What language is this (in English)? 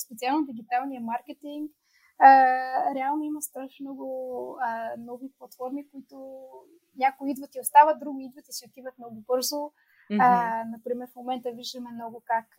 Bulgarian